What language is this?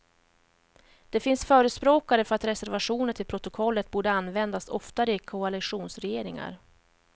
Swedish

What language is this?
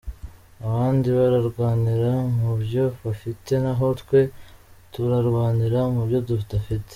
Kinyarwanda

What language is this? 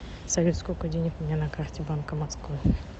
Russian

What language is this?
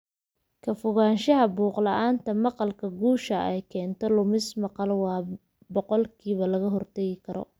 Somali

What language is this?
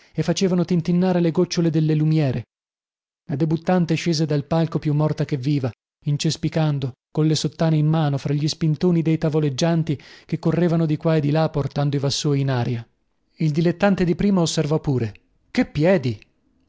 Italian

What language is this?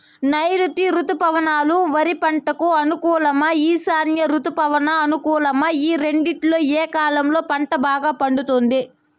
Telugu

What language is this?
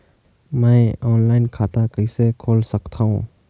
Chhattisgarhi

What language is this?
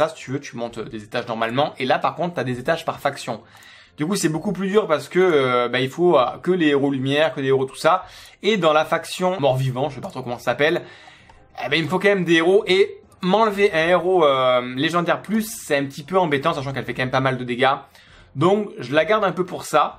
French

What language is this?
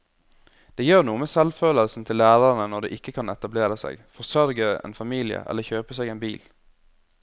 Norwegian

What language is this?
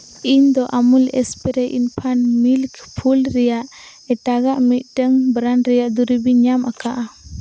Santali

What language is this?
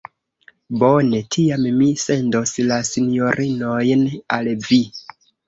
Esperanto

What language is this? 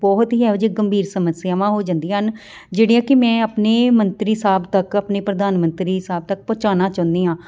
Punjabi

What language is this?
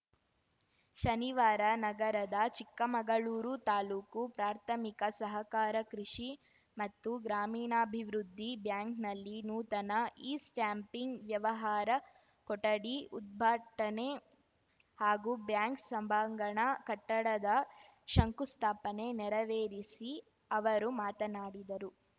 Kannada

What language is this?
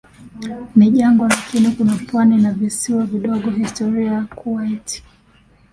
Swahili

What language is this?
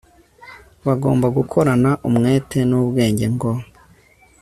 Kinyarwanda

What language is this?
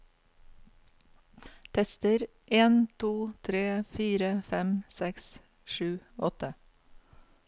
Norwegian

